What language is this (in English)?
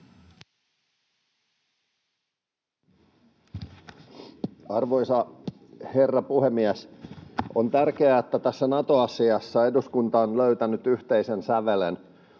Finnish